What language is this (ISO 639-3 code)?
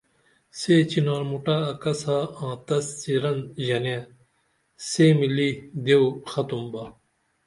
dml